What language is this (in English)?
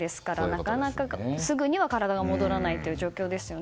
Japanese